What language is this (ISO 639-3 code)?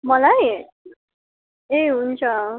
nep